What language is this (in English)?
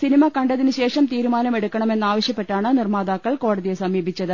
Malayalam